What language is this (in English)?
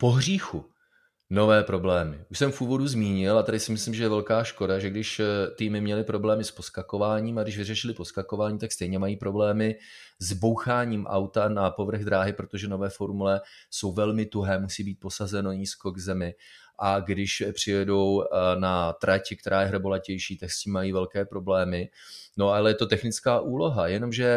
Czech